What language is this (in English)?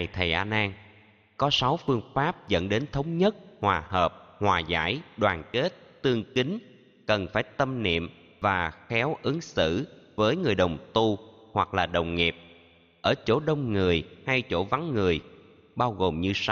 Vietnamese